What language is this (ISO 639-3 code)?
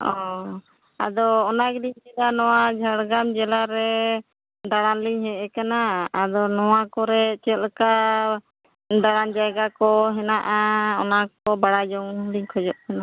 sat